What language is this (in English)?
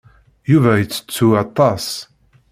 Kabyle